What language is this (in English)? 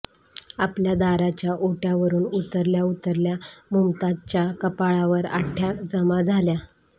Marathi